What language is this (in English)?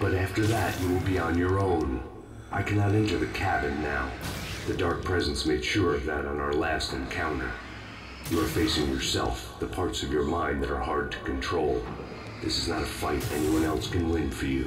Slovak